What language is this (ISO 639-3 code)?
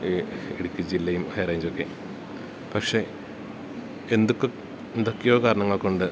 mal